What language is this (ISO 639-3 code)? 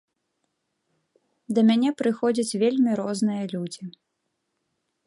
bel